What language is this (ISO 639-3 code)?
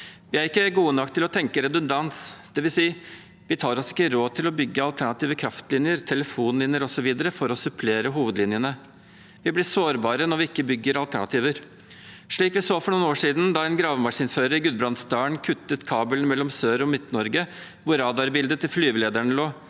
nor